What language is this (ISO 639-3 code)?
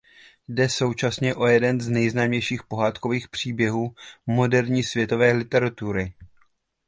ces